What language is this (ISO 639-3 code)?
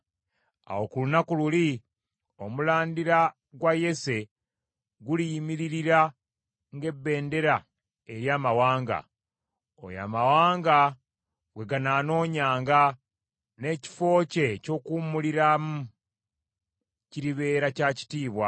lug